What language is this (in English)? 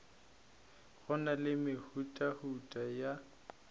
Northern Sotho